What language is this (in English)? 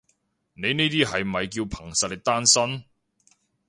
Cantonese